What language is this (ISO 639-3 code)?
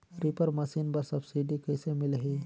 hne